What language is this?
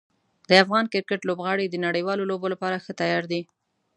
Pashto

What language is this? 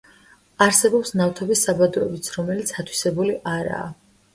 Georgian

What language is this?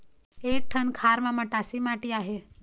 Chhattisgarhi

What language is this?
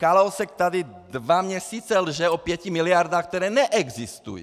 Czech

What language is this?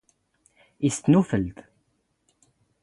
Standard Moroccan Tamazight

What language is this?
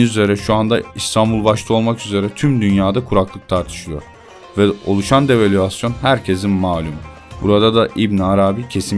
Turkish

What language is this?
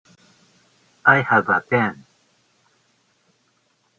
Japanese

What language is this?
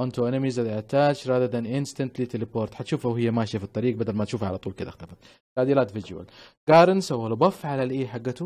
Arabic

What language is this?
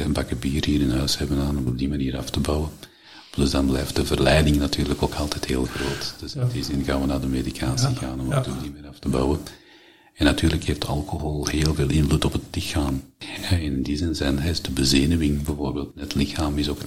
Dutch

